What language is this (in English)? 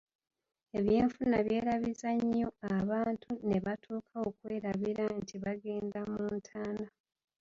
Ganda